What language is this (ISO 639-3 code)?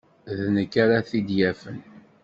kab